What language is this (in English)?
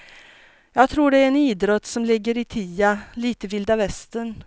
Swedish